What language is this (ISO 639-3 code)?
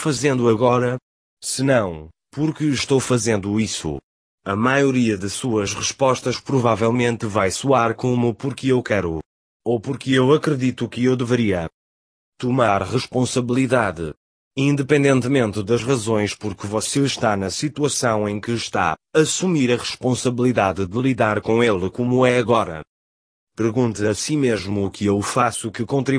por